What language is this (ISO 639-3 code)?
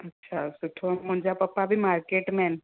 snd